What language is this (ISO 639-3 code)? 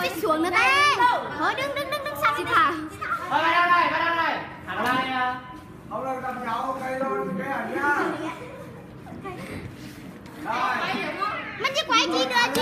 vie